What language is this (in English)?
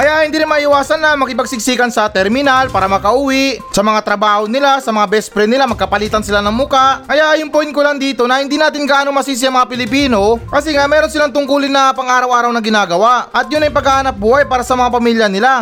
Filipino